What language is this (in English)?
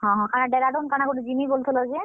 Odia